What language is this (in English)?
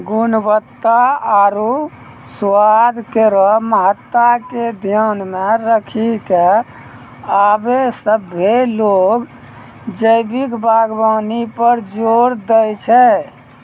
Maithili